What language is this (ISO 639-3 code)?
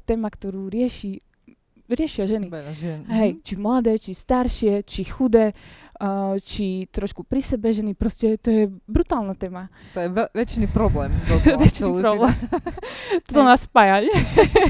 slk